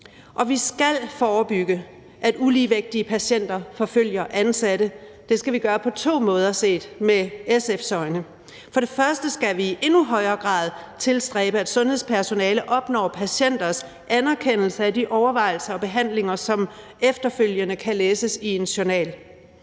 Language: Danish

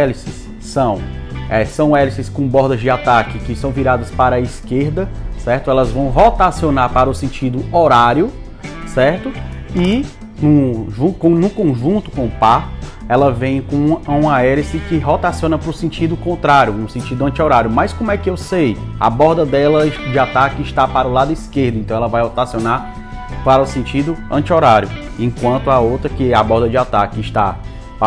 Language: Portuguese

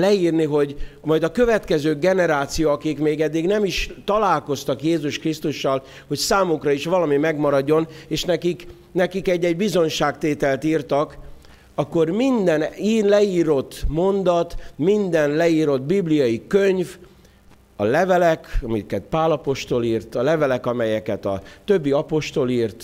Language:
Hungarian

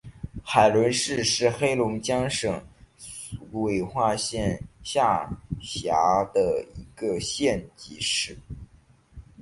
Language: Chinese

